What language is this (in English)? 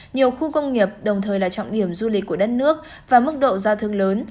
Vietnamese